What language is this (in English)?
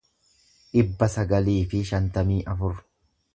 Oromo